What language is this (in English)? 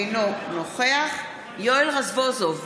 Hebrew